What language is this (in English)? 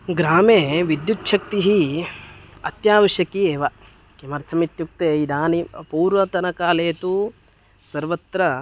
Sanskrit